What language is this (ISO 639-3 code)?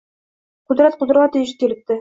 uzb